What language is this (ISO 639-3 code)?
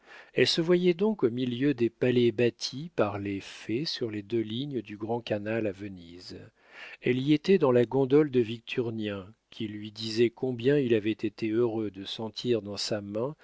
fra